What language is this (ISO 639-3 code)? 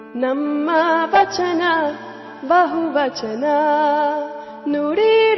urd